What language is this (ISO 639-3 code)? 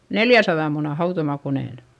fin